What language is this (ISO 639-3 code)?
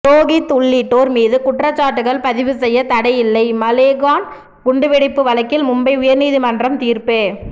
tam